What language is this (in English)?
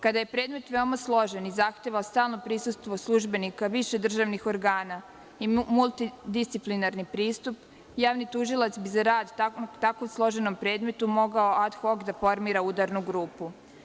Serbian